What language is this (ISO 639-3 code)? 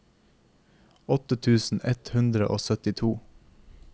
nor